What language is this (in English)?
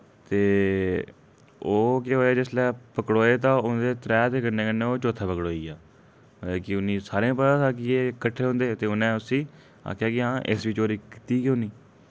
Dogri